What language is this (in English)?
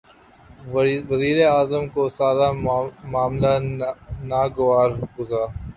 Urdu